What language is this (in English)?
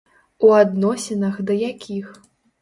Belarusian